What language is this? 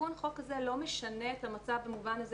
Hebrew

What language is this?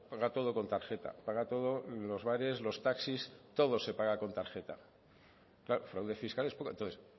Spanish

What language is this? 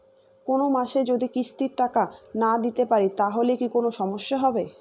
Bangla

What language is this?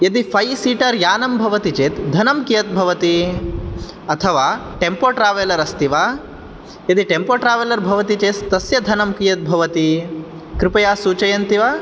Sanskrit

